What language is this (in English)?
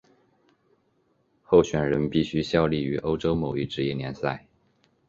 Chinese